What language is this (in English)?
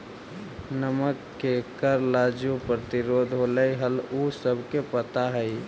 Magahi